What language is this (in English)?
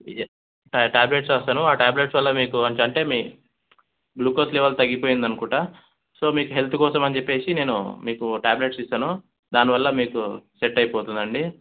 Telugu